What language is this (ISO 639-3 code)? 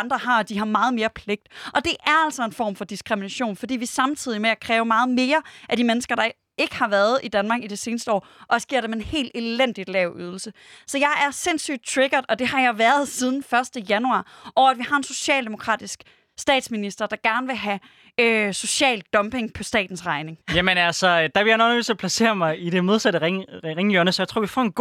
dan